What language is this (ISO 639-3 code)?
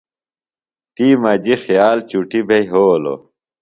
phl